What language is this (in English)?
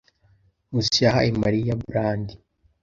Kinyarwanda